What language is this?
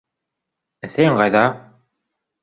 Bashkir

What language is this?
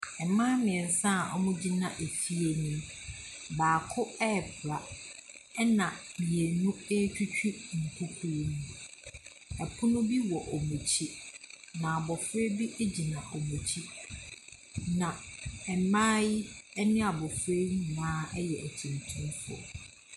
Akan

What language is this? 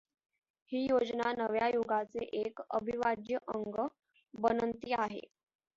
Marathi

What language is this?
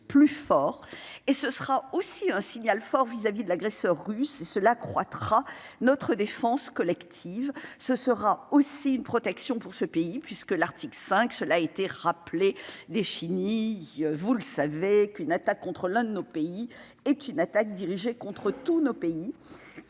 French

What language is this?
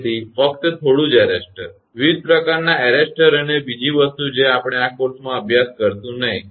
Gujarati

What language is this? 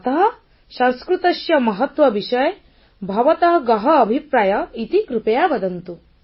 Odia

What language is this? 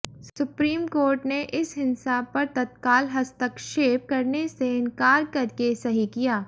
Hindi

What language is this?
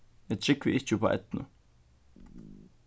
Faroese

